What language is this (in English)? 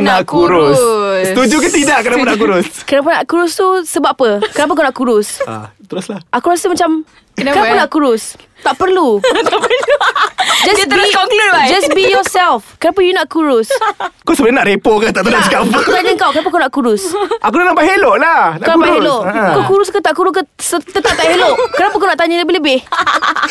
Malay